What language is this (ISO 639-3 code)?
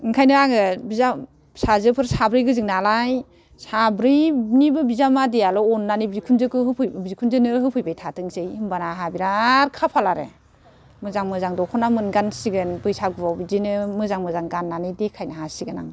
brx